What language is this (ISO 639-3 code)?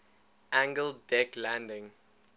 eng